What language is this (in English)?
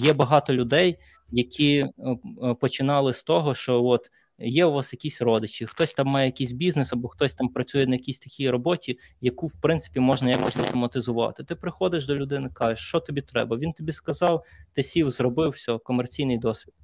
Ukrainian